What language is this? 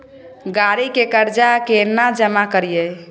Maithili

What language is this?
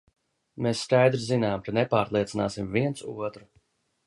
Latvian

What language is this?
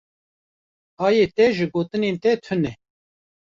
Kurdish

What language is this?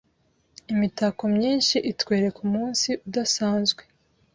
Kinyarwanda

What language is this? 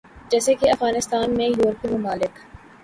Urdu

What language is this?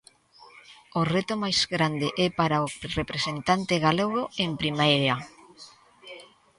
Galician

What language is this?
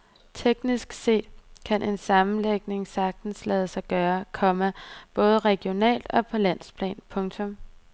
Danish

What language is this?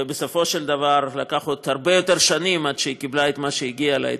Hebrew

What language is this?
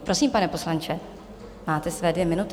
Czech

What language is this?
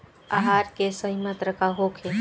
Bhojpuri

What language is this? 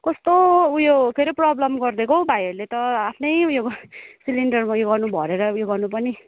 Nepali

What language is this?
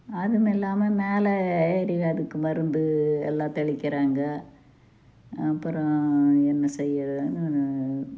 Tamil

